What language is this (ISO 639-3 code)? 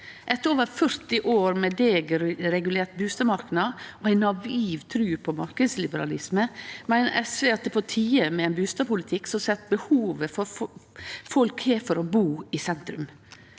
nor